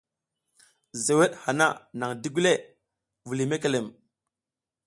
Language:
South Giziga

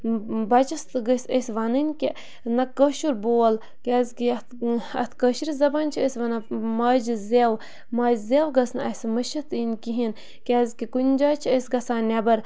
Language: Kashmiri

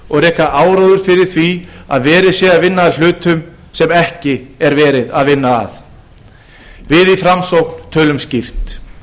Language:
Icelandic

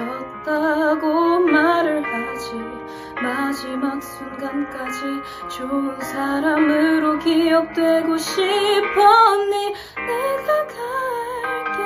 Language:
Korean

